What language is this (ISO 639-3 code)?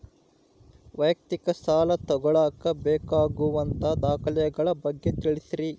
kan